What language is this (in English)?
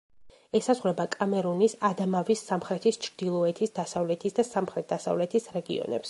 Georgian